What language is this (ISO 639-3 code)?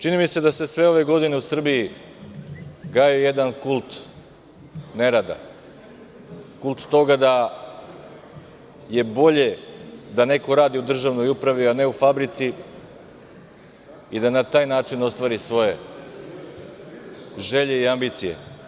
srp